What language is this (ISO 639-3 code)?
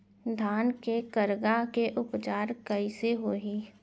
hne